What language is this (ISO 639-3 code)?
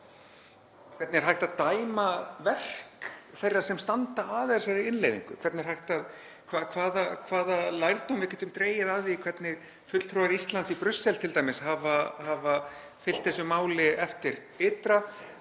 isl